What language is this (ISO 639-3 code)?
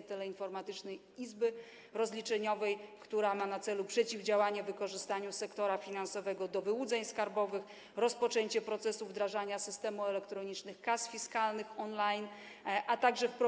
pol